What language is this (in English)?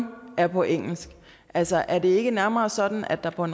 Danish